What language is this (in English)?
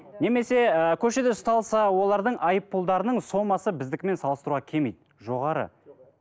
Kazakh